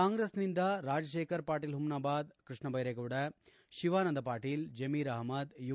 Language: Kannada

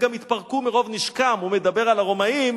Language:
Hebrew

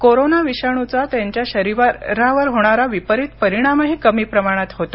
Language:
Marathi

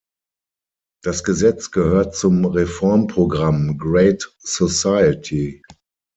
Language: German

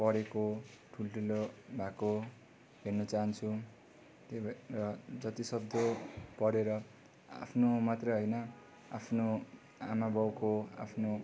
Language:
Nepali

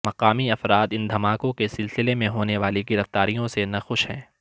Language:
Urdu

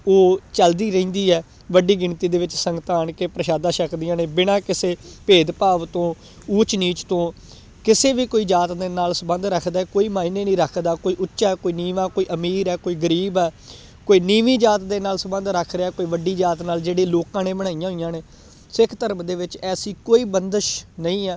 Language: Punjabi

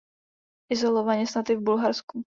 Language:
Czech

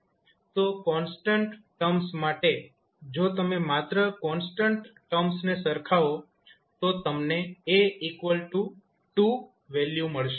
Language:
Gujarati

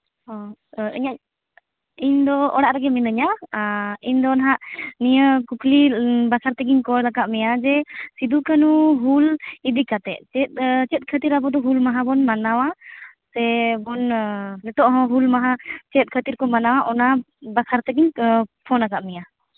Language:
Santali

